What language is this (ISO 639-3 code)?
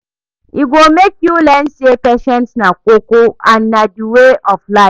pcm